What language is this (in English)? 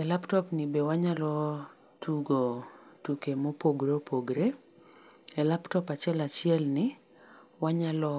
Luo (Kenya and Tanzania)